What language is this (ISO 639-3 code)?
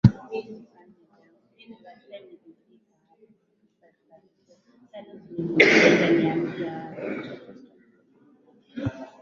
swa